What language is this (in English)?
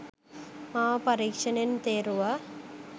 Sinhala